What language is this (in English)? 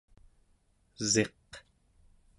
Central Yupik